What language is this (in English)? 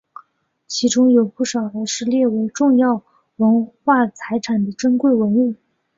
Chinese